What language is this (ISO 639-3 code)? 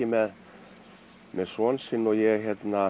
isl